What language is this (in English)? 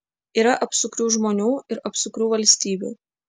Lithuanian